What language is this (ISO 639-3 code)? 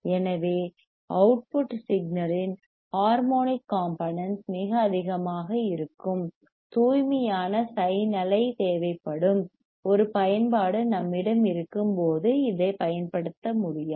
tam